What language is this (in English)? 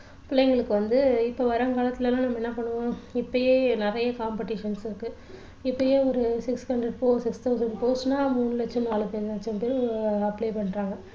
Tamil